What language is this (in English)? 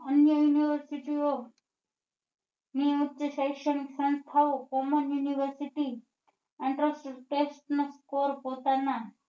Gujarati